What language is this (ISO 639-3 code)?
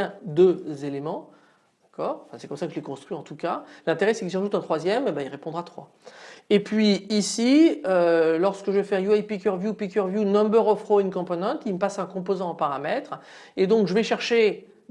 fra